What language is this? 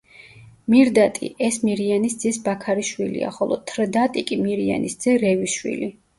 Georgian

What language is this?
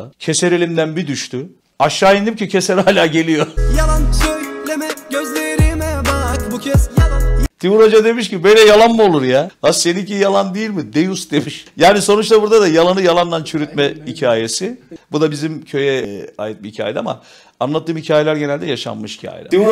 Turkish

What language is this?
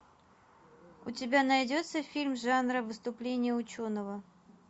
Russian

